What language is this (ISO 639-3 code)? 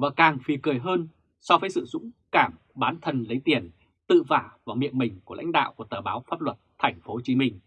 vie